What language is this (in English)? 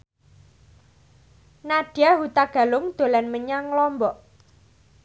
Javanese